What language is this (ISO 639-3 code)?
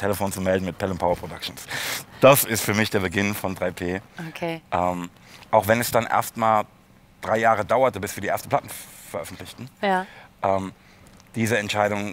deu